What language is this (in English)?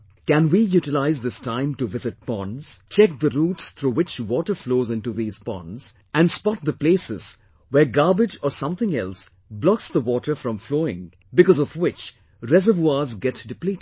English